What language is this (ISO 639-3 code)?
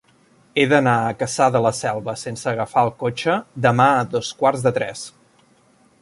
cat